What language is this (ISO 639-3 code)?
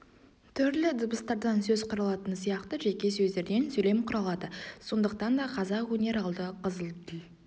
kaz